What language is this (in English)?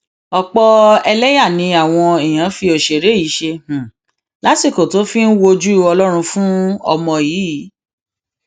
Yoruba